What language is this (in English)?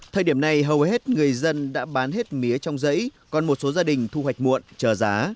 Vietnamese